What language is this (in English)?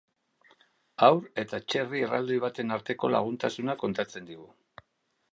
Basque